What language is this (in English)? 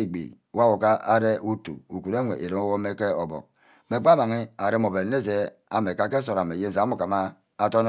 Ubaghara